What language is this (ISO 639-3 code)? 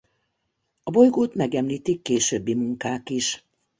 hun